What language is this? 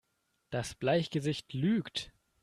German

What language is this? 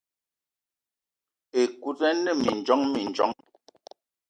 Eton (Cameroon)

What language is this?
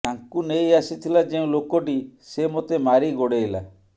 Odia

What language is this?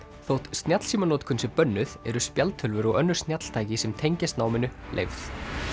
Icelandic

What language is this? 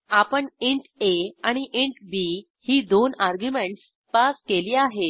Marathi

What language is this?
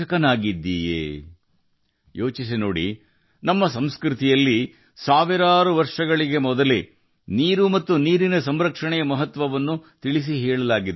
Kannada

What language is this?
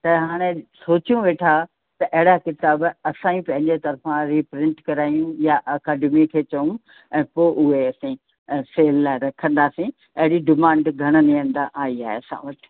Sindhi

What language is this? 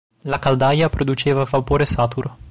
Italian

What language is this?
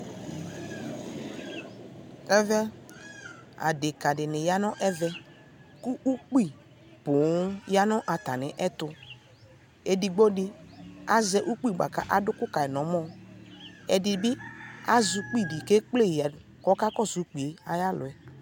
Ikposo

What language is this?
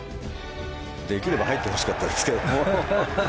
Japanese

